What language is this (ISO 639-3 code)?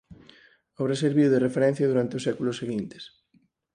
glg